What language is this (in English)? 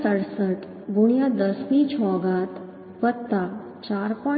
Gujarati